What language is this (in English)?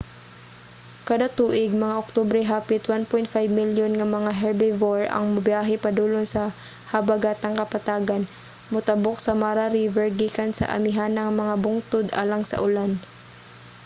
Cebuano